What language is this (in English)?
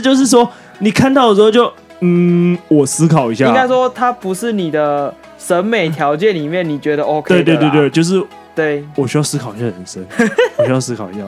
Chinese